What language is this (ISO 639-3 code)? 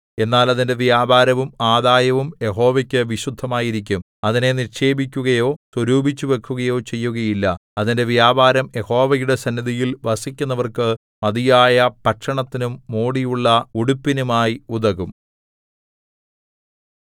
mal